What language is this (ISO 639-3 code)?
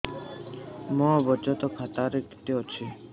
ori